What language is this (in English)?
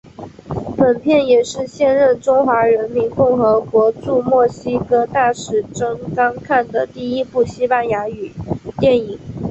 Chinese